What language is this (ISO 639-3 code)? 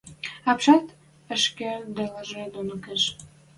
mrj